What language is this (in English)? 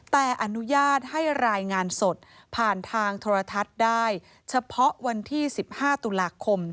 Thai